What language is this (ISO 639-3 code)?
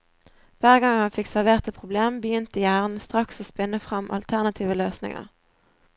nor